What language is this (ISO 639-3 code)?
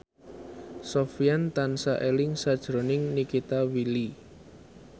jav